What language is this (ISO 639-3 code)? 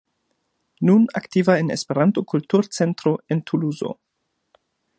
epo